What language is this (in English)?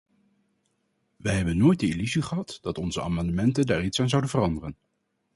Dutch